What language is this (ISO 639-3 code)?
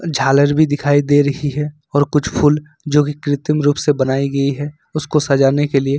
hin